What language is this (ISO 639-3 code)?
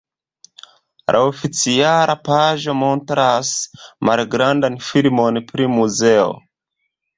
epo